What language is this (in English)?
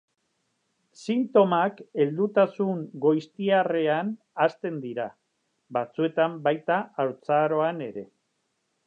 Basque